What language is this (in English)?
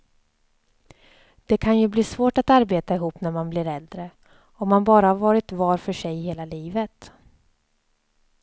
Swedish